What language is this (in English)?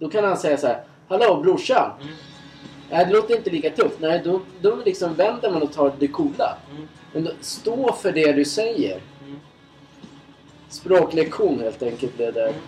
Swedish